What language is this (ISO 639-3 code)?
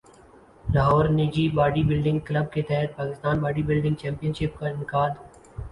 urd